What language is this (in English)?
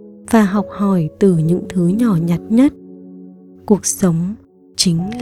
Vietnamese